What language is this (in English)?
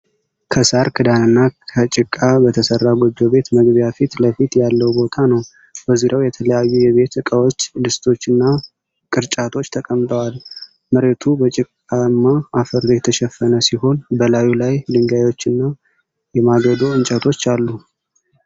Amharic